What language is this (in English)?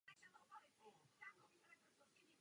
Czech